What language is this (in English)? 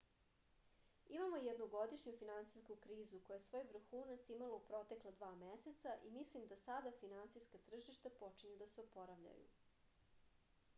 Serbian